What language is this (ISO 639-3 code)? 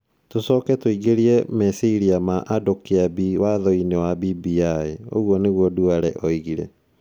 kik